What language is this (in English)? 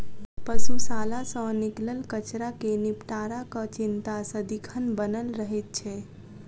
Maithili